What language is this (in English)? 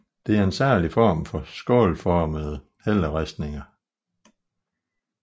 Danish